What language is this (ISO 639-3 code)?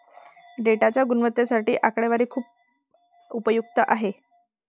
mar